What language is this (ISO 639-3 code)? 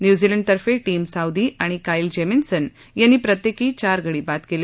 mar